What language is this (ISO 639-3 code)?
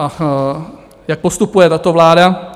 ces